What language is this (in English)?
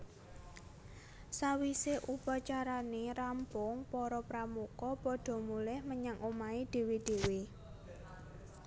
Javanese